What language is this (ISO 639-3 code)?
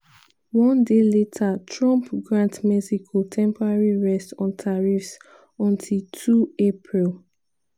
pcm